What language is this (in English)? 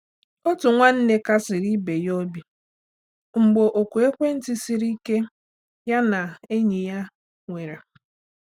Igbo